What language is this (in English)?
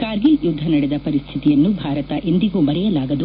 Kannada